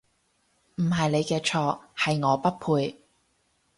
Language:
Cantonese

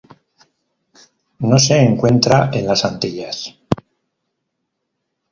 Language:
Spanish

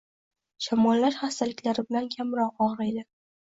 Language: Uzbek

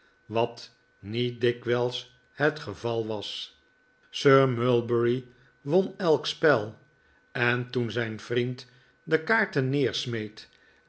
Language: Dutch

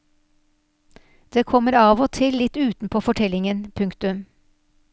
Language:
Norwegian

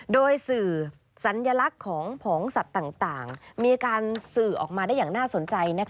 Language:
Thai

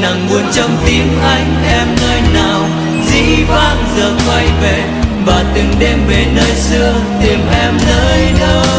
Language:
Vietnamese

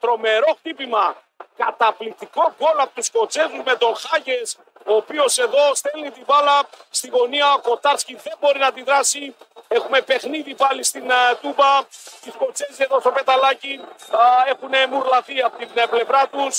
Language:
Greek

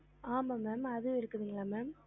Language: Tamil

